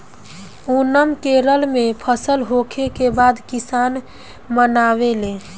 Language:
Bhojpuri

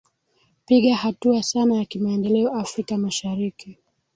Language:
Swahili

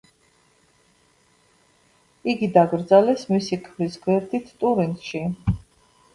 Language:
Georgian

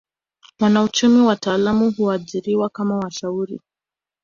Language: Swahili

